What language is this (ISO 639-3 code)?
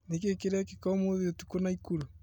kik